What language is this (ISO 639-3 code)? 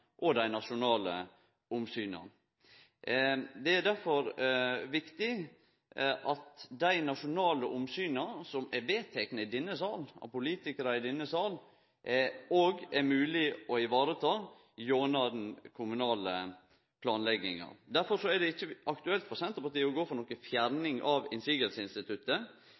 nno